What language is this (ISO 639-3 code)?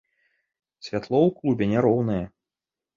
bel